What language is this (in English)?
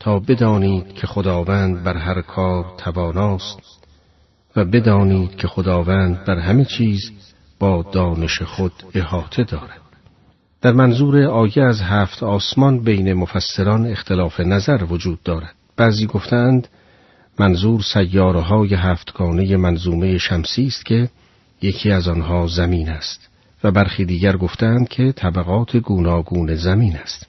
Persian